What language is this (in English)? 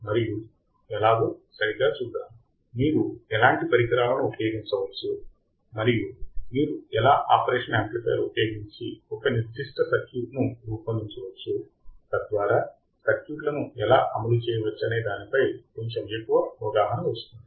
Telugu